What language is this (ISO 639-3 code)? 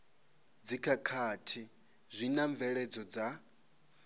ven